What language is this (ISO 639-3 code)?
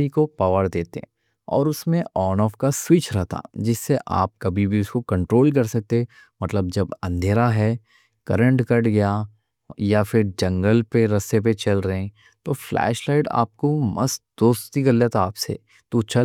dcc